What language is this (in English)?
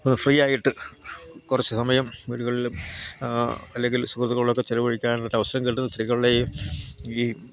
Malayalam